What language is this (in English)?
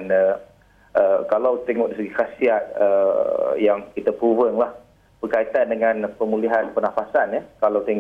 Malay